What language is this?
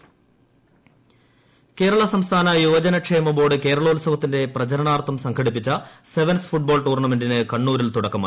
Malayalam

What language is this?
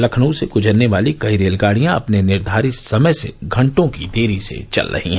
Hindi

